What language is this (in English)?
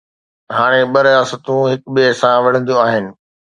Sindhi